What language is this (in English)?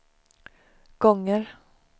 Swedish